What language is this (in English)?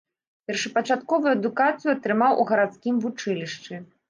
Belarusian